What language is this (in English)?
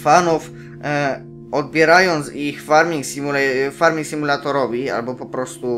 Polish